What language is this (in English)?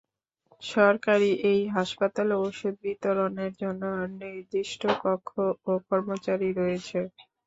Bangla